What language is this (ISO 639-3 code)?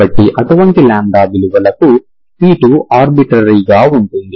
tel